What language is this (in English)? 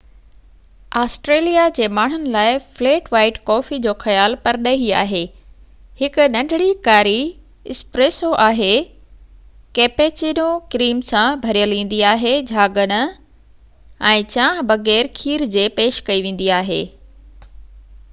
Sindhi